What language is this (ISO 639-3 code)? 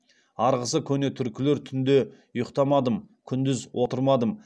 kaz